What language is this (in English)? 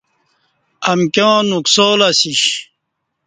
Kati